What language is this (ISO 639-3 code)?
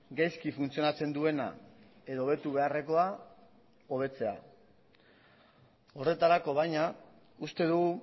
eus